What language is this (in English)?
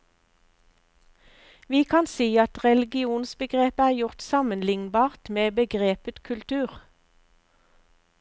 Norwegian